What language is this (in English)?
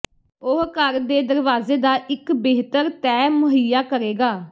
Punjabi